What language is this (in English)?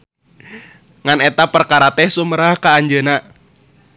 Sundanese